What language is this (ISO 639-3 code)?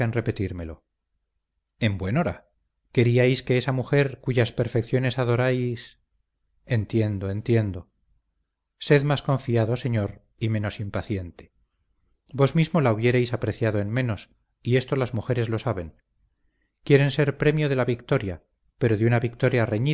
spa